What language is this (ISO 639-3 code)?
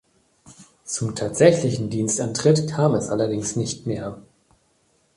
deu